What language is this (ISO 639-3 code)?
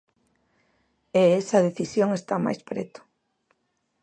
glg